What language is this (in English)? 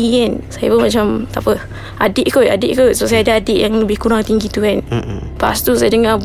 Malay